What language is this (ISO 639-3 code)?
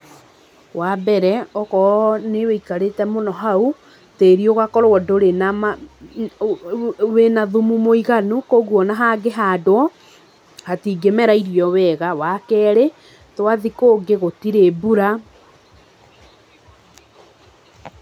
kik